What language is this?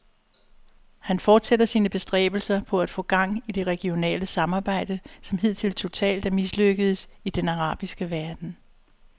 Danish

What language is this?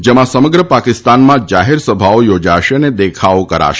Gujarati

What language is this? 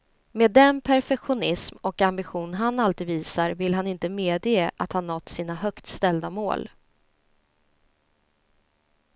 Swedish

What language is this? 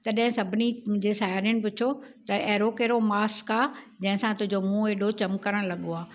Sindhi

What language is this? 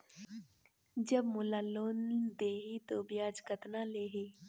Chhattisgarhi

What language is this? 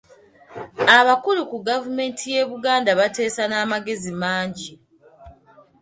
Ganda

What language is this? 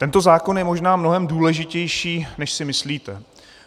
Czech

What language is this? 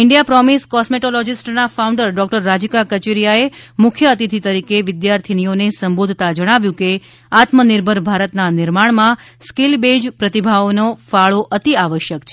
Gujarati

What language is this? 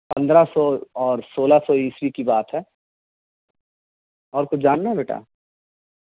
Urdu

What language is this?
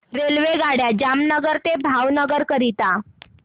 Marathi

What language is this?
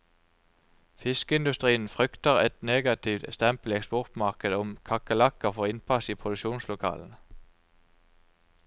Norwegian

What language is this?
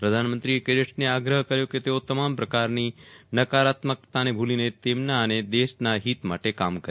Gujarati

